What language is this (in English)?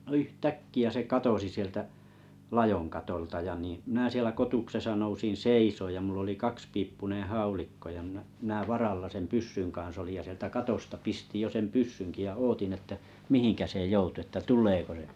Finnish